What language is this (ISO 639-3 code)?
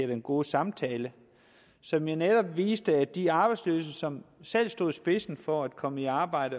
dan